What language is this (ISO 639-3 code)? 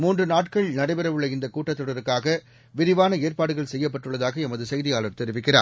tam